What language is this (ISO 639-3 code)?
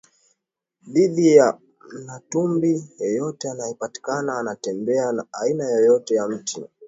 swa